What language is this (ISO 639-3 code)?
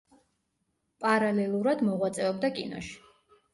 kat